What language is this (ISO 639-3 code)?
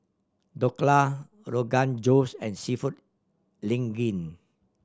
eng